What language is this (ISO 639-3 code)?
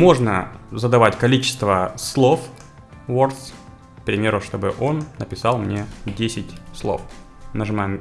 rus